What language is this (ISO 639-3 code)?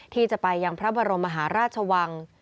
tha